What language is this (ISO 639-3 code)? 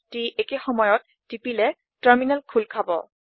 asm